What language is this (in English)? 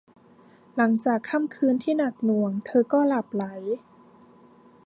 Thai